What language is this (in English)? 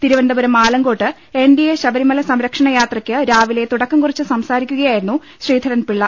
Malayalam